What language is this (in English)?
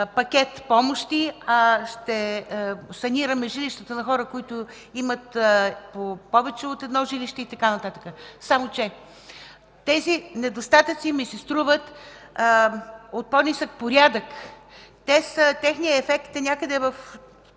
Bulgarian